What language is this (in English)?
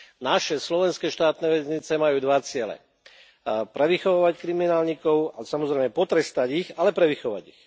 Slovak